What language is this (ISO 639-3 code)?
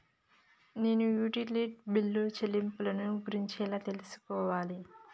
tel